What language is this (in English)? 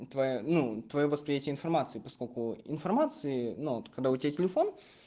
Russian